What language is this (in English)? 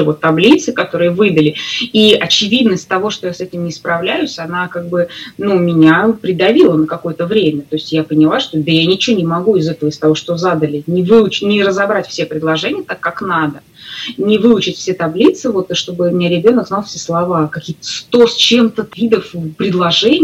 Russian